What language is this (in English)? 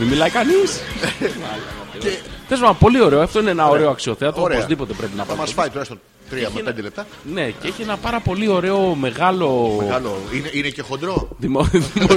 Greek